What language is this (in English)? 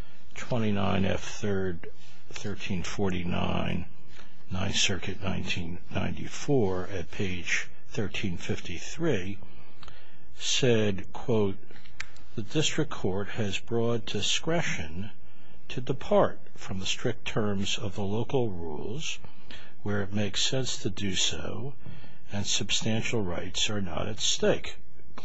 English